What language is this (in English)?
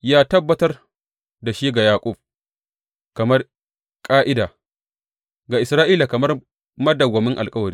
Hausa